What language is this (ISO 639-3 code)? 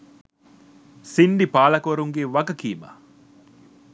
sin